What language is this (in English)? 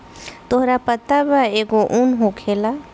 Bhojpuri